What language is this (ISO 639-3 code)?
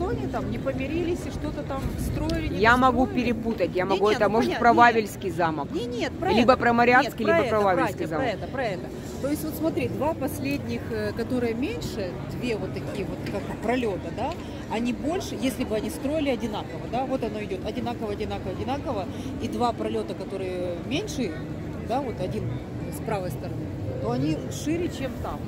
rus